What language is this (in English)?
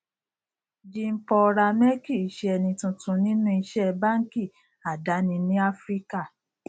Yoruba